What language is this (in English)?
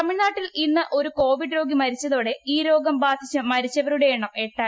Malayalam